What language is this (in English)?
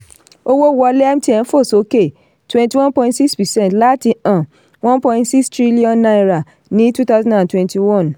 Yoruba